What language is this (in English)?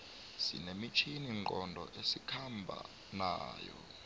South Ndebele